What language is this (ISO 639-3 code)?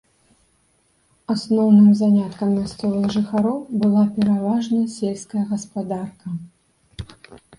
bel